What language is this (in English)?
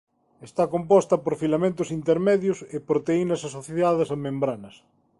Galician